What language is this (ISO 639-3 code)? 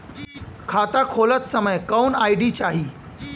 bho